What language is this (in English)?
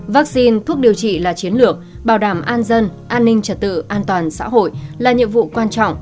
Vietnamese